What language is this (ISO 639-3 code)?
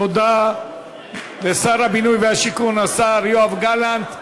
heb